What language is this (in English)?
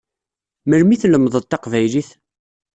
Kabyle